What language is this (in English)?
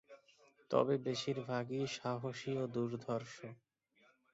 Bangla